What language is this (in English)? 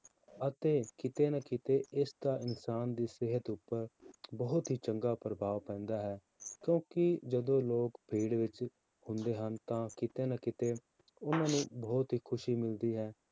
Punjabi